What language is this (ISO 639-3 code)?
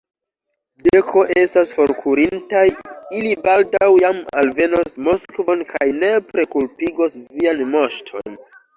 epo